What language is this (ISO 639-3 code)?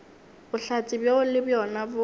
nso